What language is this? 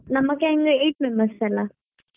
Kannada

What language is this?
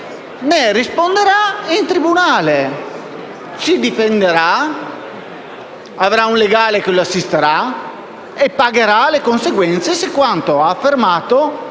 Italian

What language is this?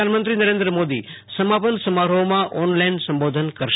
Gujarati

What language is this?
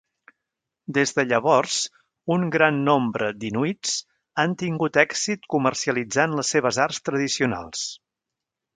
Catalan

